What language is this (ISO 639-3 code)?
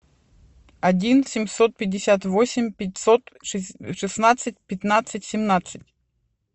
rus